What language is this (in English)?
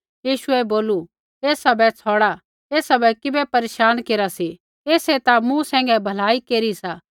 Kullu Pahari